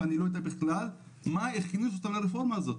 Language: Hebrew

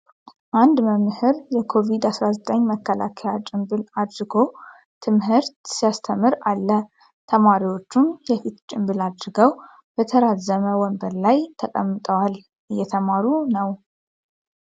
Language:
Amharic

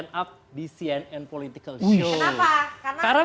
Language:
Indonesian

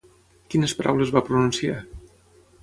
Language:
Catalan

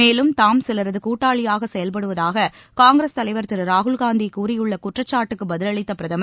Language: Tamil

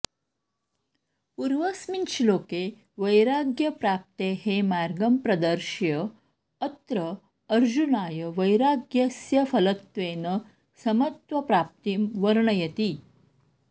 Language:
Sanskrit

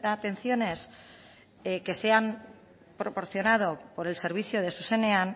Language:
Spanish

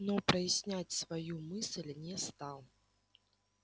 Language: Russian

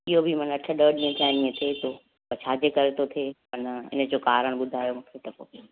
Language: Sindhi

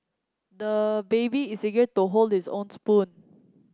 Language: English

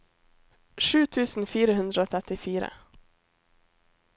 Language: Norwegian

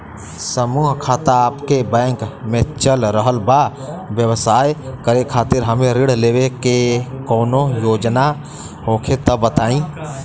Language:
Bhojpuri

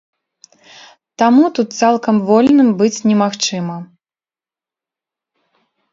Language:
Belarusian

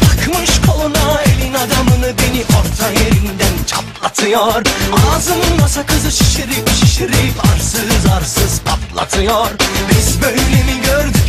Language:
Turkish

